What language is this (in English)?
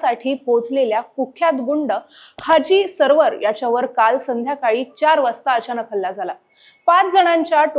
Marathi